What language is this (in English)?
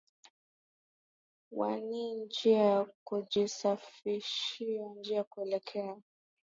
Swahili